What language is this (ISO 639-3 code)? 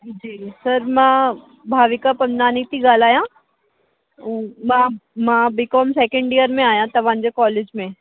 snd